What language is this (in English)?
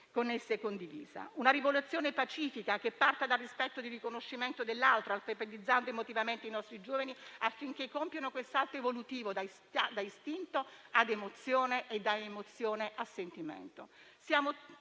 Italian